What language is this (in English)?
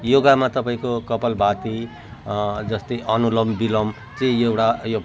Nepali